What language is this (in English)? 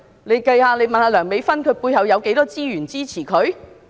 Cantonese